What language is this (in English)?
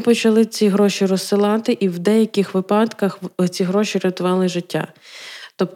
Ukrainian